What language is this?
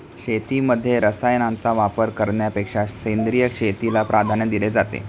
Marathi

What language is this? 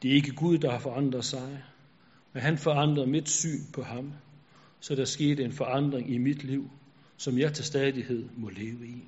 Danish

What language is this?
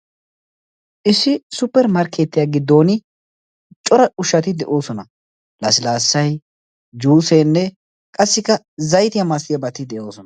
Wolaytta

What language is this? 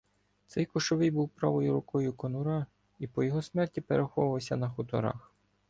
Ukrainian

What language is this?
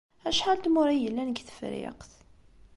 Kabyle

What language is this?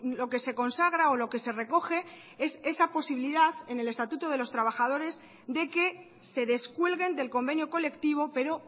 Spanish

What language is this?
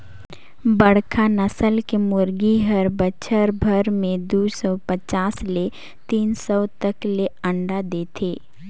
Chhattisgarhi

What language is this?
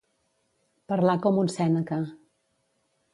Catalan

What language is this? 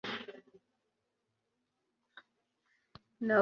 Kinyarwanda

